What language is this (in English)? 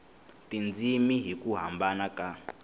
Tsonga